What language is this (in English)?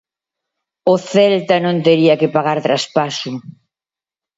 Galician